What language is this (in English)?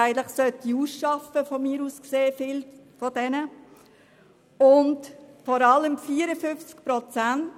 Swiss German